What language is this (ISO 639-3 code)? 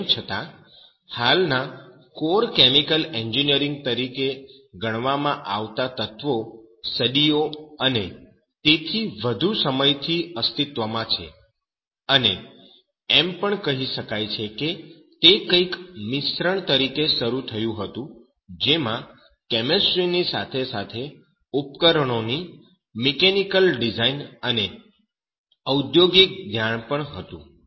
guj